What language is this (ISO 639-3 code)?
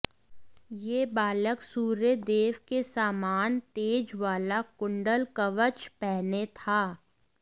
hin